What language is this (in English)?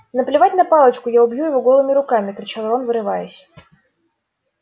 Russian